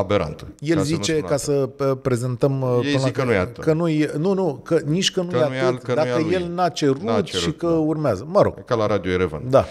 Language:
Romanian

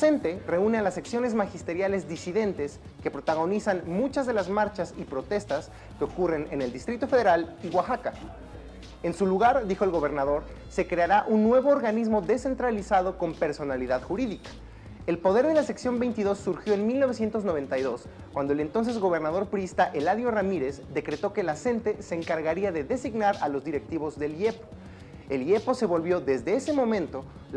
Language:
Spanish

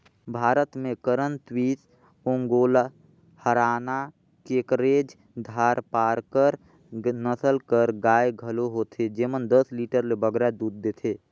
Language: Chhattisgarhi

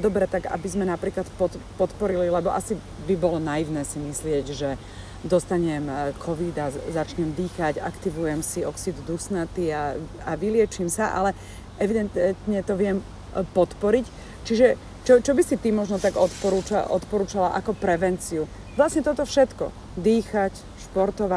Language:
Slovak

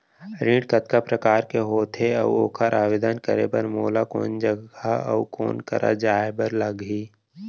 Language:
Chhattisgarhi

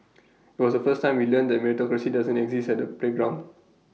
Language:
English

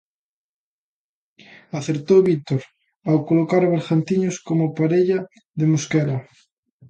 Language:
Galician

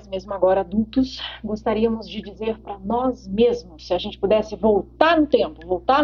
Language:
Portuguese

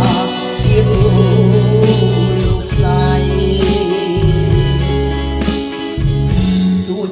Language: Spanish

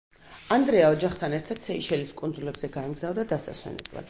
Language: Georgian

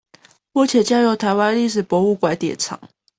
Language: Chinese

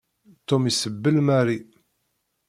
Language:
Kabyle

